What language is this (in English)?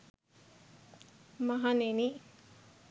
Sinhala